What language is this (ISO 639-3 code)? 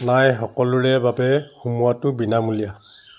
asm